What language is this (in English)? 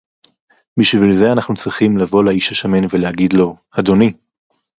Hebrew